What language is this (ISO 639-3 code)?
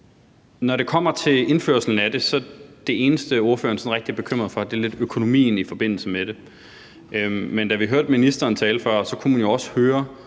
dan